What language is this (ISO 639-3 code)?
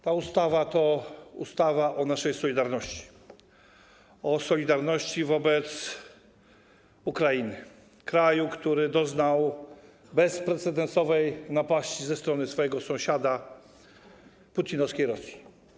pol